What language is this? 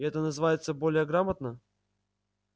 Russian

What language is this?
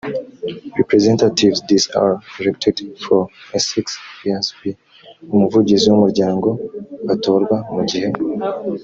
Kinyarwanda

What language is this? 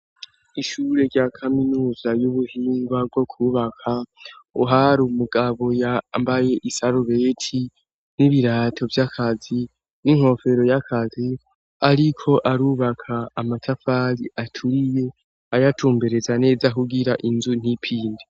Rundi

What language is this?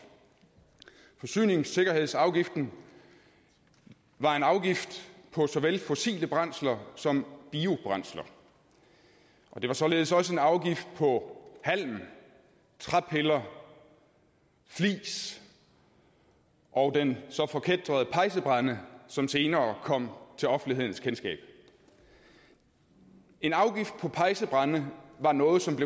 Danish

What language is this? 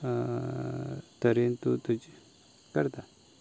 Konkani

